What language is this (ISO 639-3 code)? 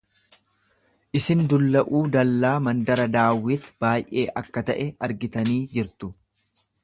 orm